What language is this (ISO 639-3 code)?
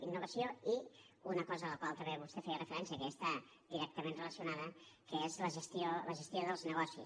cat